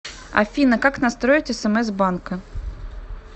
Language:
Russian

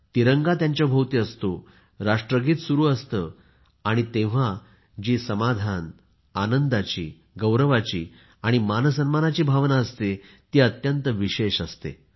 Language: Marathi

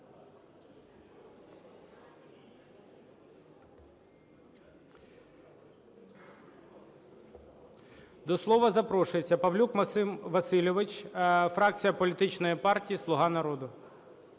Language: Ukrainian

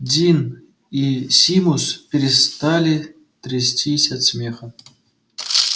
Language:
Russian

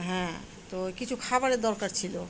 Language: Bangla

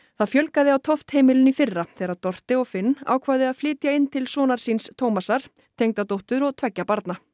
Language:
Icelandic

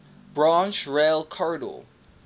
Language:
English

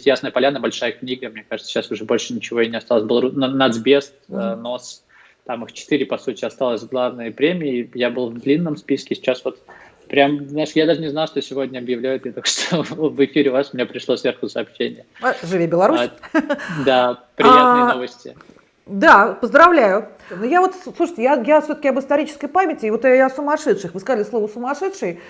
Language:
Russian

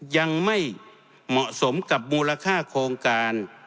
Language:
Thai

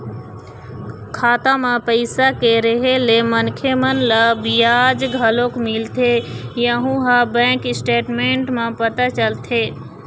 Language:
Chhattisgarhi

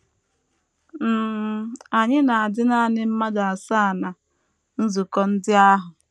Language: Igbo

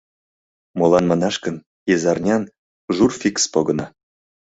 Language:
Mari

